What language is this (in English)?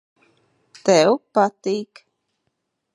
Latvian